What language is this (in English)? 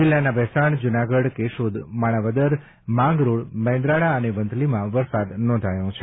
Gujarati